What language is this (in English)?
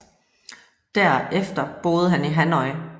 Danish